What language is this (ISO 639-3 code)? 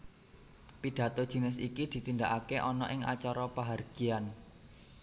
jav